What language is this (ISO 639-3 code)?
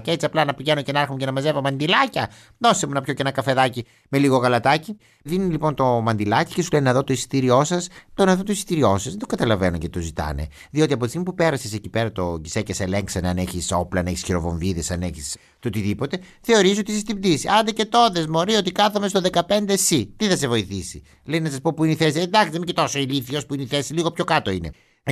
ell